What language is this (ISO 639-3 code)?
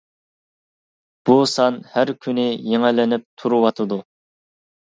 uig